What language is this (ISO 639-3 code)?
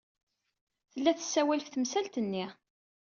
kab